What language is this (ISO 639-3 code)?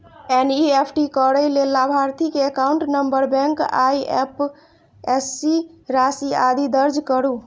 mai